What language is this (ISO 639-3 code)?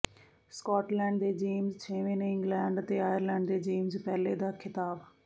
pan